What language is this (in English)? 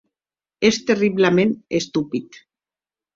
Occitan